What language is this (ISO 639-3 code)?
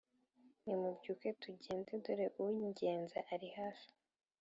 kin